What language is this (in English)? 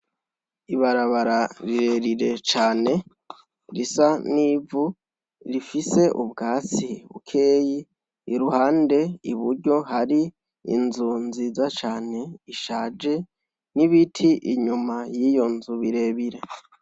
Rundi